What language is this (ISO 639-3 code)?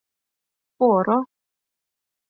chm